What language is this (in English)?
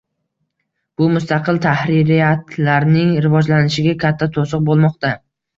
Uzbek